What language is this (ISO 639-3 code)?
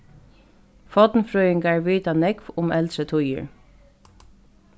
fao